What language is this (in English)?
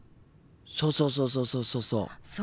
Japanese